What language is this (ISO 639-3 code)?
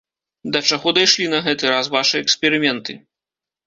bel